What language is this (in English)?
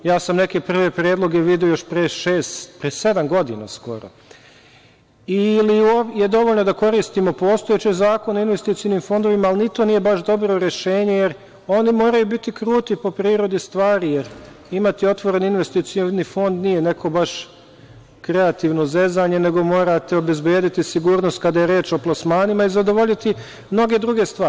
Serbian